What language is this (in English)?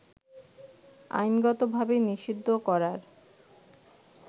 Bangla